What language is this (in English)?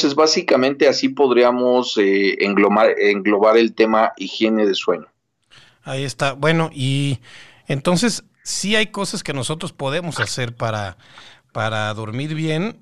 Spanish